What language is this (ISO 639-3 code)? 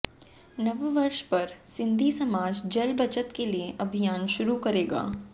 hin